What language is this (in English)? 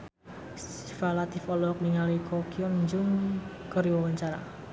Sundanese